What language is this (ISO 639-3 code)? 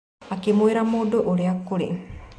kik